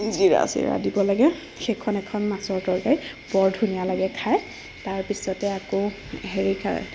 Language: Assamese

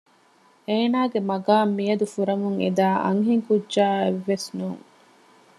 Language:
Divehi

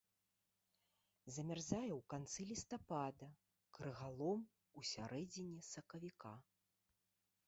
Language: Belarusian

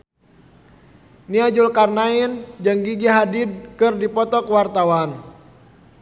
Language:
Sundanese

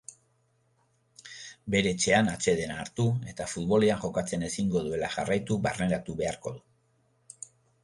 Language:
Basque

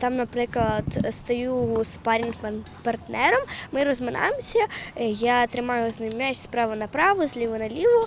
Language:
Ukrainian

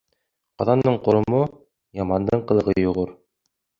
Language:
Bashkir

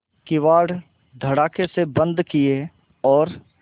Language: Hindi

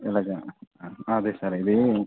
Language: Telugu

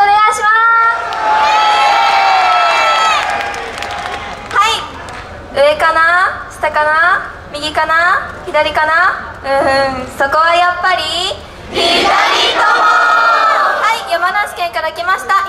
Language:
Japanese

